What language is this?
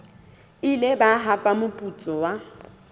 Southern Sotho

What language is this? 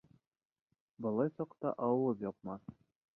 Bashkir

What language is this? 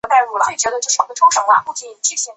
Chinese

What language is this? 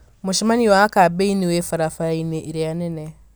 Kikuyu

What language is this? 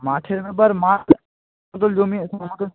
Bangla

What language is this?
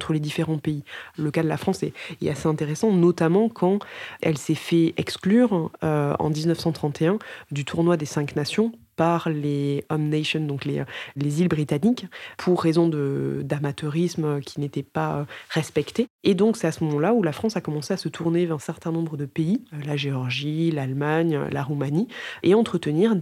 French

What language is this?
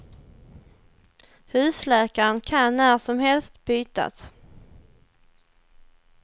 Swedish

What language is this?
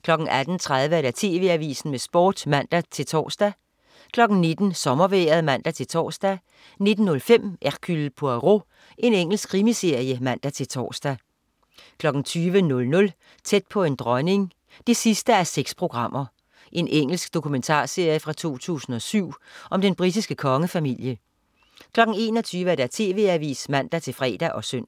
Danish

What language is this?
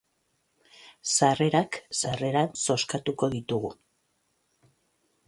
Basque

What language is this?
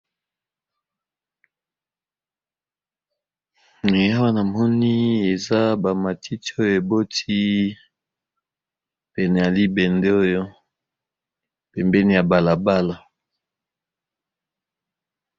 Lingala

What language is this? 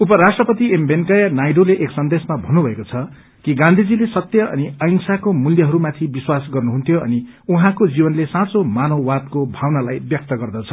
Nepali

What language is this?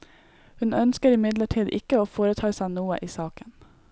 Norwegian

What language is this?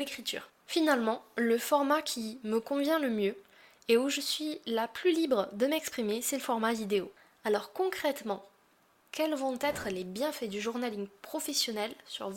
French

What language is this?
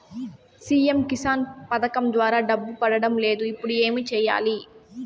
Telugu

